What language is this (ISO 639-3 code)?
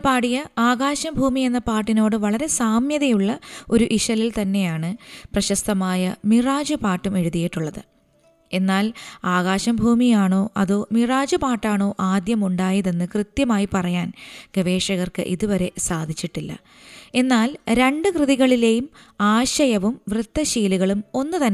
mal